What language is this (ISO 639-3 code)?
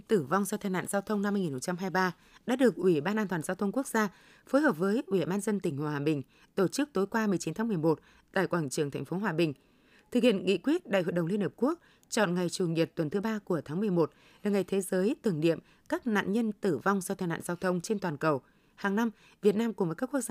vie